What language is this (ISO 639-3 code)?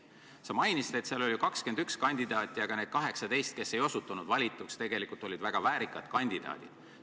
est